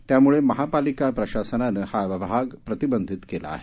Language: Marathi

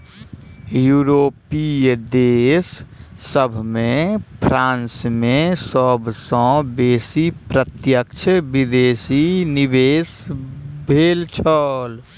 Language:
Maithili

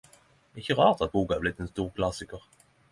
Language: Norwegian Nynorsk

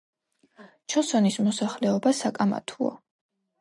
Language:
Georgian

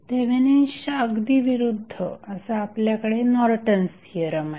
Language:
Marathi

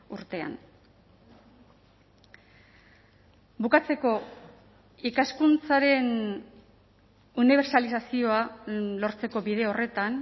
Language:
Basque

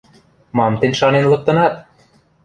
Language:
Western Mari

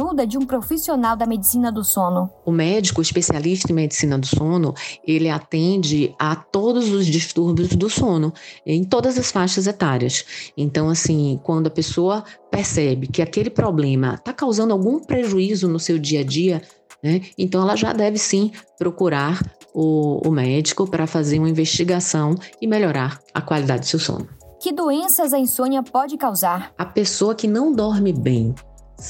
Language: Portuguese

